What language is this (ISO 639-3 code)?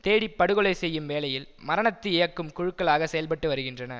tam